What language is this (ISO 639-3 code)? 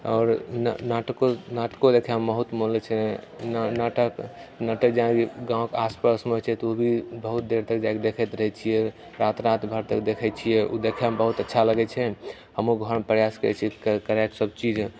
mai